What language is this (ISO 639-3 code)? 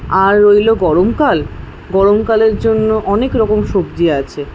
ben